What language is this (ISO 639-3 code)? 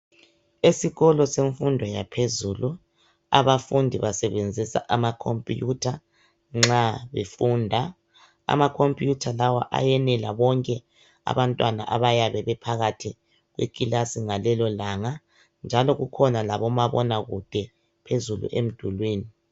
nde